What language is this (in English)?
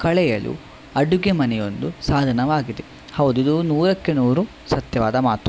Kannada